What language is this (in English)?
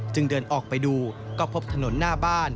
Thai